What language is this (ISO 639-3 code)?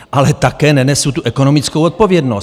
ces